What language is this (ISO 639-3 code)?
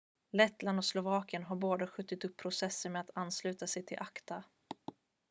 swe